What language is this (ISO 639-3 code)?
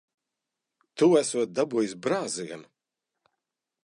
lav